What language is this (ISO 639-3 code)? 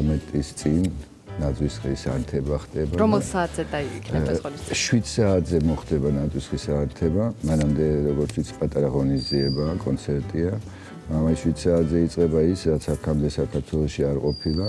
ron